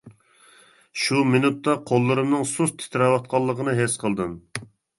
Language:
Uyghur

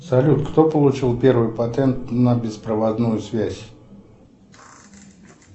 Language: Russian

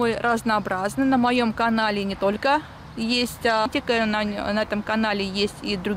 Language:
Russian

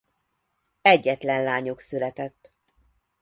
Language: Hungarian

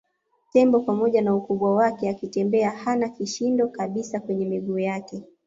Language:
Swahili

